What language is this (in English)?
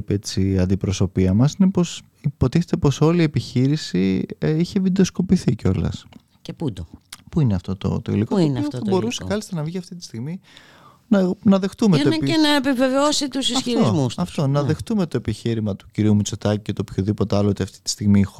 Greek